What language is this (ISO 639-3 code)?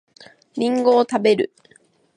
jpn